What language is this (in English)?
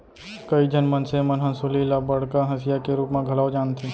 Chhattisgarhi